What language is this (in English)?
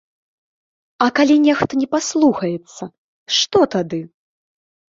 Belarusian